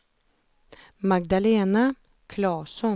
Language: Swedish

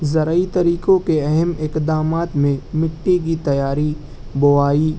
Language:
Urdu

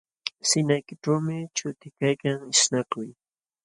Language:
Jauja Wanca Quechua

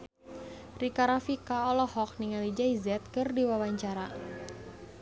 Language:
Sundanese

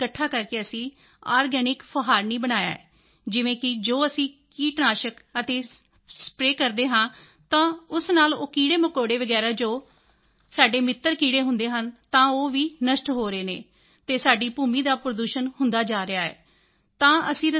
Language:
Punjabi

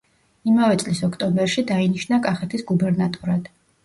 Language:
Georgian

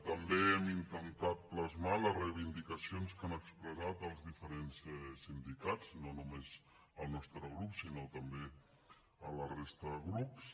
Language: Catalan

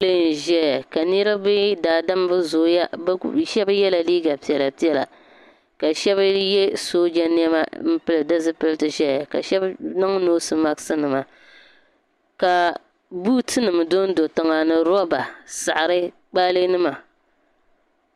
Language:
Dagbani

